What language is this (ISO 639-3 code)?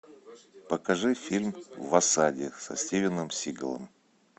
rus